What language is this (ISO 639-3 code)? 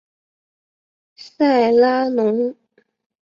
zho